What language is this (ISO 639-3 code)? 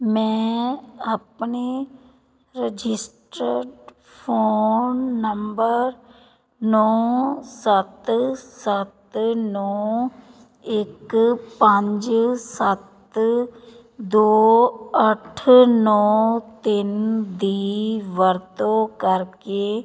pan